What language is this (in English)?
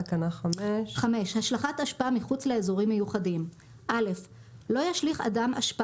Hebrew